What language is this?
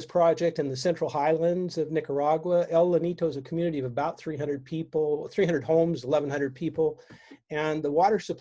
English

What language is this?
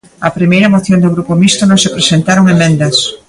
Galician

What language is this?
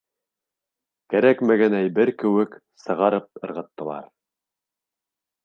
Bashkir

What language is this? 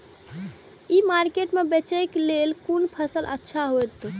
Maithili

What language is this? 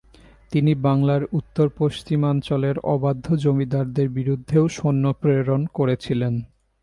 Bangla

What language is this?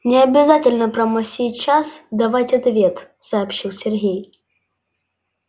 Russian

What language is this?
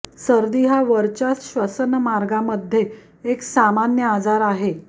Marathi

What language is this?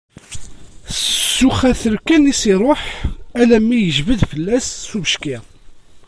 Kabyle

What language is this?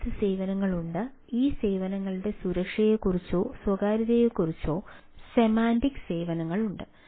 Malayalam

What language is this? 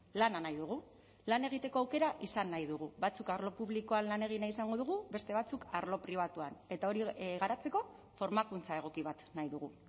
Basque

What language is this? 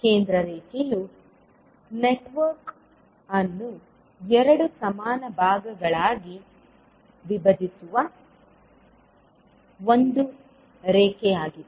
Kannada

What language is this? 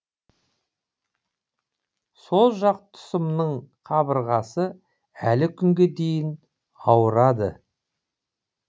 Kazakh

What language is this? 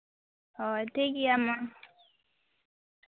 Santali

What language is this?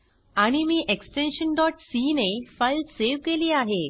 Marathi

